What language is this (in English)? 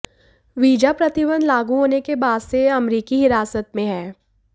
Hindi